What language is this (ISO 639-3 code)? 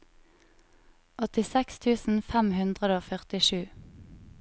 nor